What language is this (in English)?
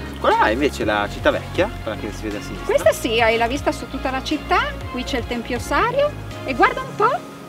Italian